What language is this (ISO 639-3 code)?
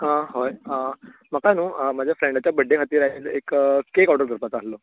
kok